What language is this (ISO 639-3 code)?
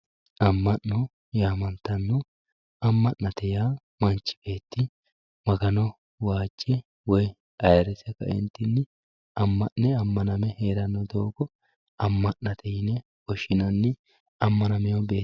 sid